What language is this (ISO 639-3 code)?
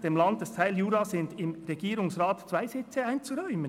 gsw